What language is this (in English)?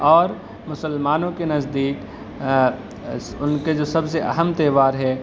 Urdu